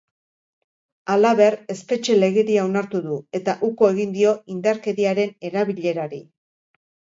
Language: Basque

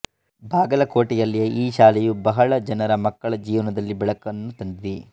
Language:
Kannada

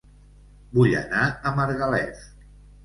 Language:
Catalan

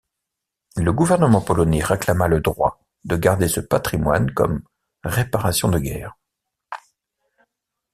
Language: French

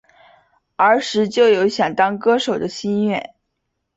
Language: Chinese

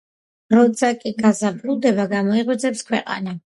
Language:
Georgian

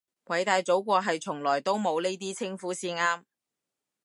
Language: Cantonese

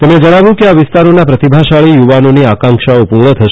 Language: Gujarati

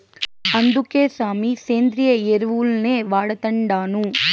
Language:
Telugu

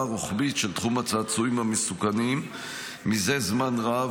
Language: Hebrew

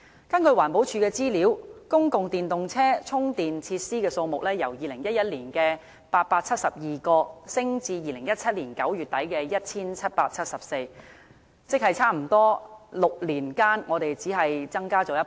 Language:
Cantonese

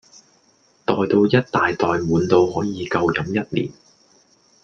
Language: Cantonese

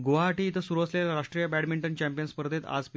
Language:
Marathi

